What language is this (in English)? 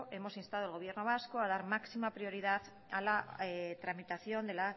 Spanish